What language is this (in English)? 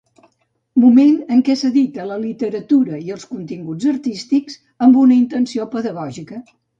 Catalan